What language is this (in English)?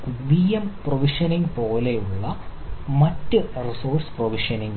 Malayalam